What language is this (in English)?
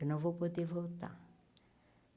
Portuguese